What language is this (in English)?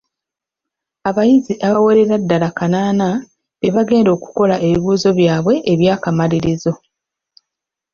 Ganda